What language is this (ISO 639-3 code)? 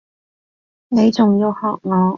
yue